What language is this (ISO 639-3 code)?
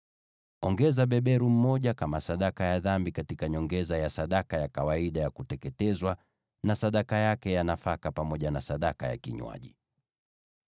swa